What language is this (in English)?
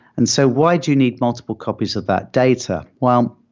English